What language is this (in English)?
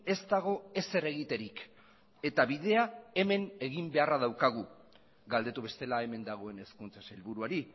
Basque